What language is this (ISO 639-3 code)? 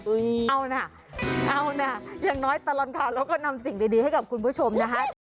tha